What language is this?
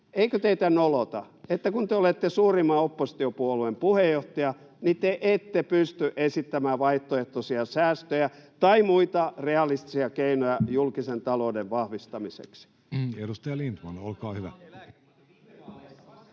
Finnish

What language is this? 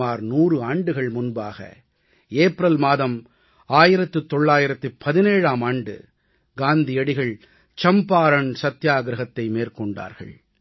Tamil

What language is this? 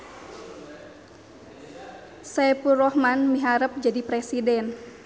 Sundanese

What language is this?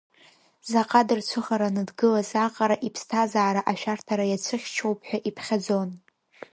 Abkhazian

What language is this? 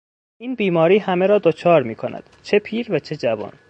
Persian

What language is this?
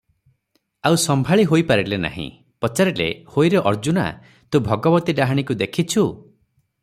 Odia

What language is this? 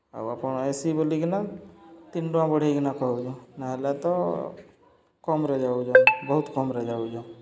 Odia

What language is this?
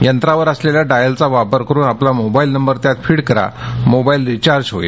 Marathi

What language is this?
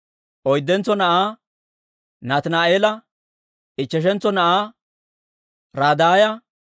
Dawro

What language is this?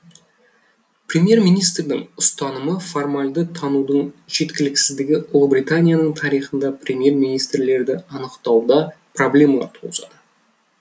Kazakh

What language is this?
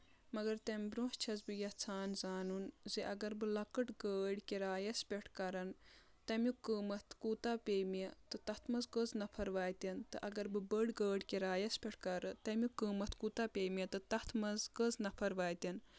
Kashmiri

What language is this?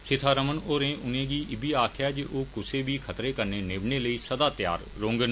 Dogri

